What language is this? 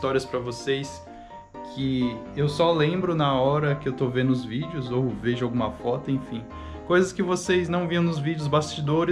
Portuguese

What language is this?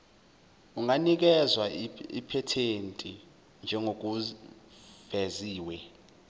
Zulu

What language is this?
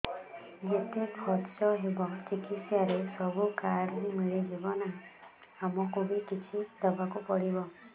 Odia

